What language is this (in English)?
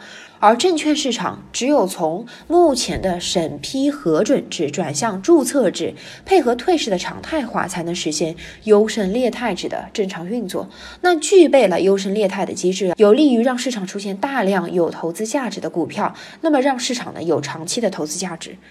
Chinese